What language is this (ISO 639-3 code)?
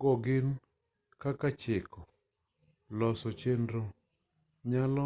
luo